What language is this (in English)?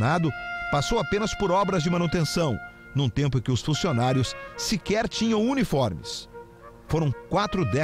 Portuguese